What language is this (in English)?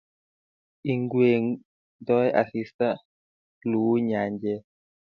Kalenjin